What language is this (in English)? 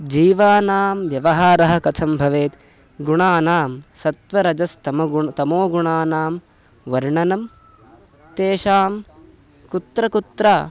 Sanskrit